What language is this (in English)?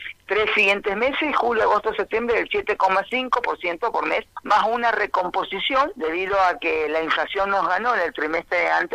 Spanish